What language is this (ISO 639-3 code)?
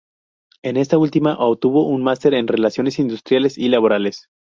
spa